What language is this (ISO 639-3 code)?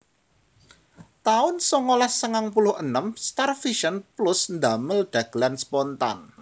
jav